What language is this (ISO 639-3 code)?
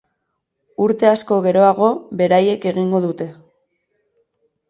eus